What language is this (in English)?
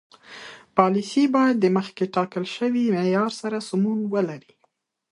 Pashto